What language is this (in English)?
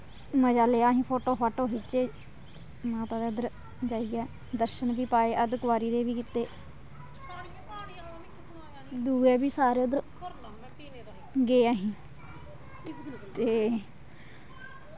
Dogri